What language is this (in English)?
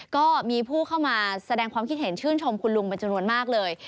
Thai